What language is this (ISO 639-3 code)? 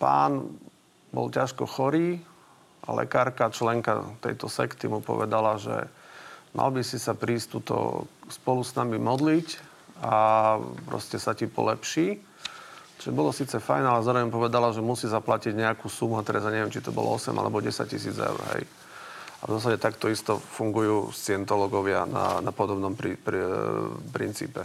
slk